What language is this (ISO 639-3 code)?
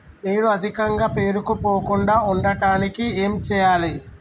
tel